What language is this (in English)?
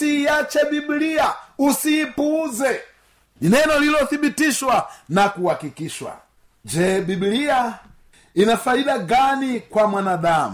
Swahili